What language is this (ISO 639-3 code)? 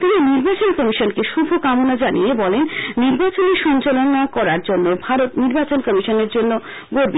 ben